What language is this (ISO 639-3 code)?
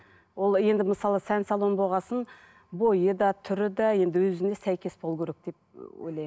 kaz